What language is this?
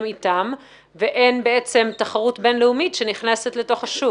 Hebrew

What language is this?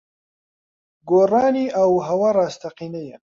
Central Kurdish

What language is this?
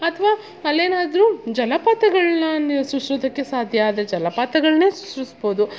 Kannada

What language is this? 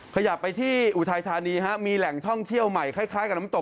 Thai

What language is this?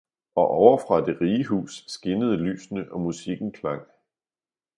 Danish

